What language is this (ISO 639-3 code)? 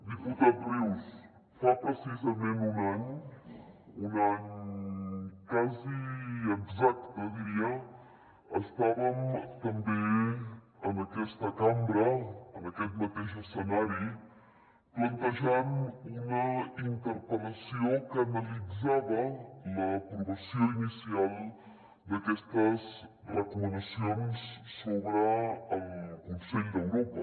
cat